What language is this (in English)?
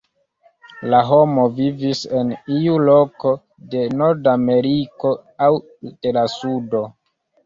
Esperanto